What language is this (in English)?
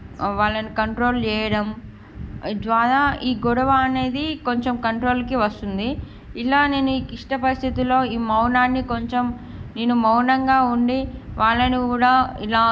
Telugu